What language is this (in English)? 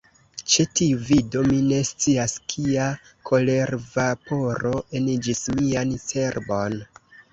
Esperanto